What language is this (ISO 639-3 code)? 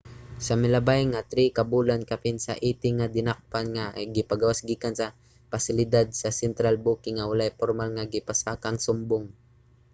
ceb